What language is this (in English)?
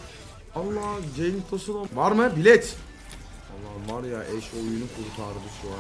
Turkish